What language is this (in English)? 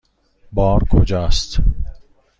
Persian